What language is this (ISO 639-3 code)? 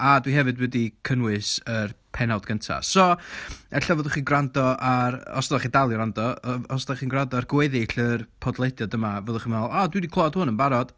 cym